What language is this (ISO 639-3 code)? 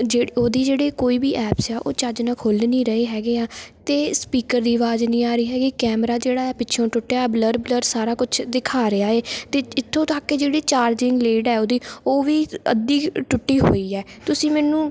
pan